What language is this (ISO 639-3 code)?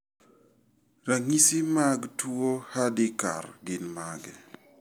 luo